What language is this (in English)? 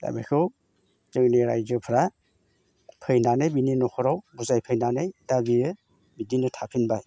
Bodo